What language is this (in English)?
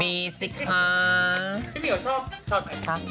Thai